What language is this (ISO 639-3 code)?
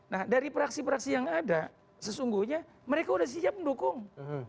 ind